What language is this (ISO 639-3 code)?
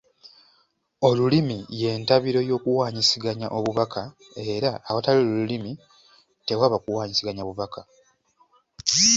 lug